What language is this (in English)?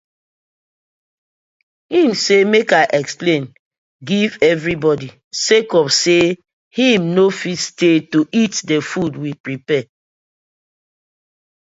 Nigerian Pidgin